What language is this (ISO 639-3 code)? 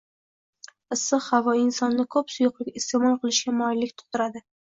uzb